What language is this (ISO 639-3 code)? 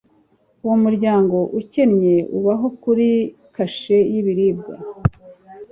kin